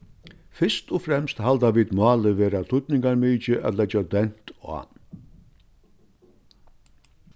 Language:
Faroese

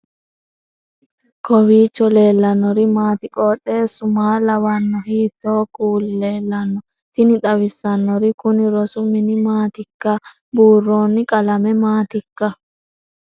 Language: Sidamo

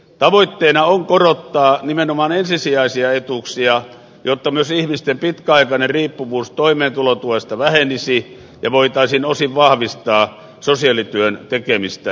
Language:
Finnish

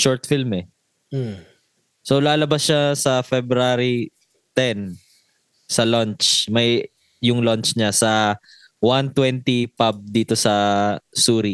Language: Filipino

